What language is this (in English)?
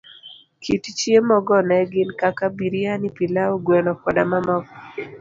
Luo (Kenya and Tanzania)